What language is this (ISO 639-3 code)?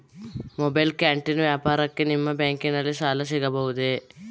kan